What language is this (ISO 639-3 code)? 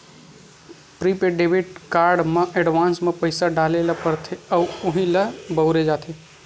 hne